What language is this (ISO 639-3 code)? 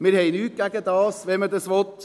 gsw